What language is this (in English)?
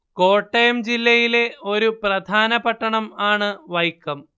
Malayalam